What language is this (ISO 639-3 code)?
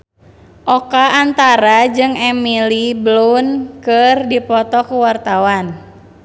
sun